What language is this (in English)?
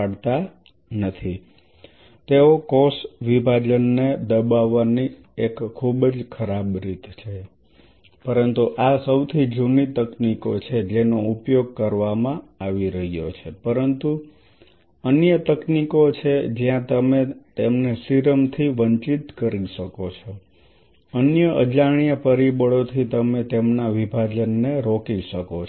Gujarati